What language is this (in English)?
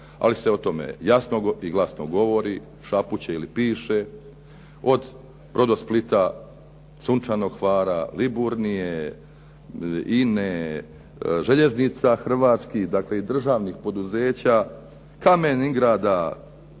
Croatian